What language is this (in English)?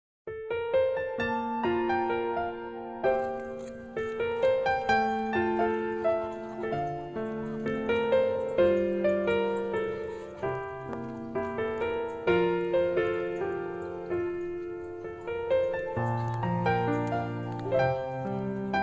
Vietnamese